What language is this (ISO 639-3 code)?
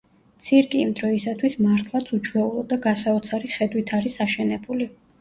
kat